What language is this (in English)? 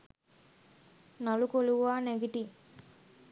Sinhala